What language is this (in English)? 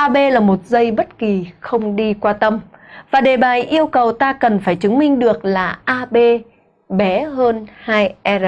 Vietnamese